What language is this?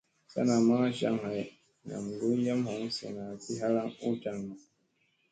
Musey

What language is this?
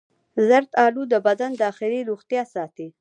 Pashto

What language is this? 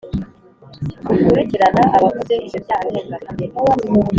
Kinyarwanda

